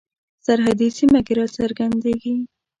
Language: Pashto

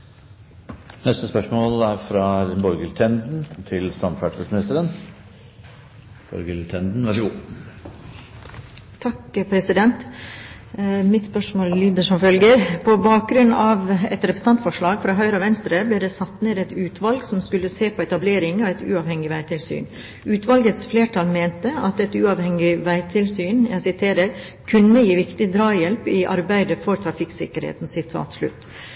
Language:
Norwegian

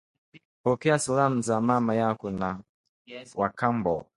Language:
Swahili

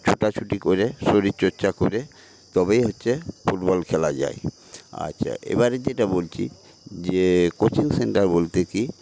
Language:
Bangla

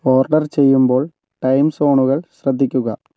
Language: Malayalam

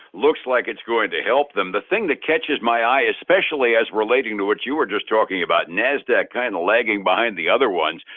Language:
English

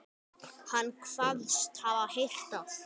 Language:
Icelandic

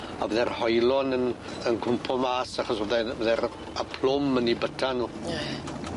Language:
Welsh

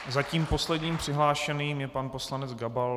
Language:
Czech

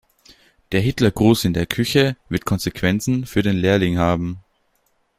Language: German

